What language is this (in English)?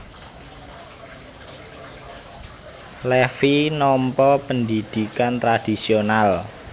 Javanese